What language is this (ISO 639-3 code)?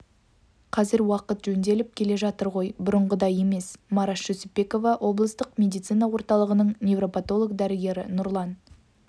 kaz